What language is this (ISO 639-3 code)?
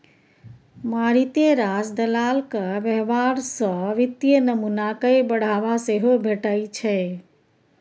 mai